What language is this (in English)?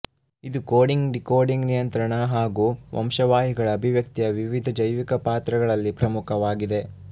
Kannada